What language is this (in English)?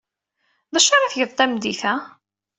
Kabyle